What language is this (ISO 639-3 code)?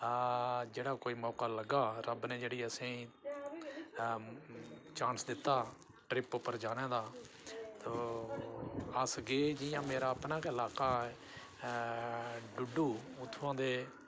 doi